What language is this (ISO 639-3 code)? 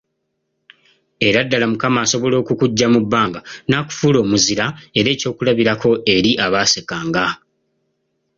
lug